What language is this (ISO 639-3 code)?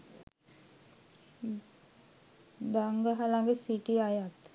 sin